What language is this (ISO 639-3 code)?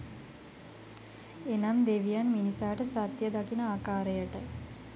sin